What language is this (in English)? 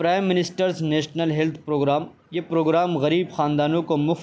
Urdu